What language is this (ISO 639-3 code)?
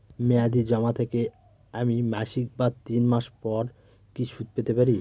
ben